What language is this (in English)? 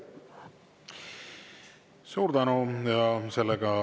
Estonian